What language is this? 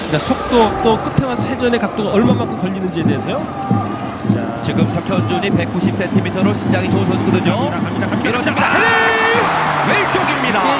Korean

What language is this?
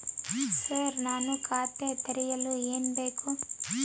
Kannada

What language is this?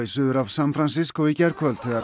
Icelandic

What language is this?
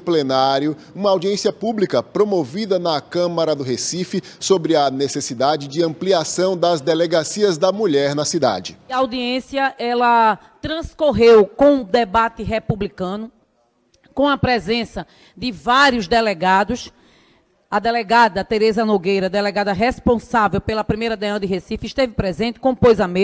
Portuguese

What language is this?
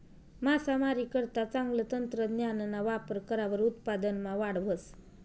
Marathi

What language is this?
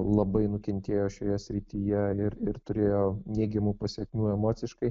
Lithuanian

